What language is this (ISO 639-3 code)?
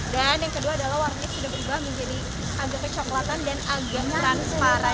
ind